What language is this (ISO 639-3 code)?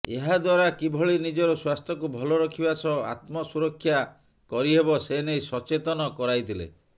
ori